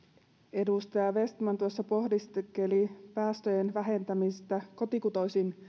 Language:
Finnish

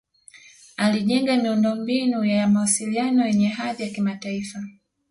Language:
Swahili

